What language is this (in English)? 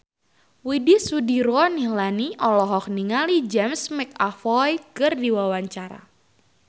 Sundanese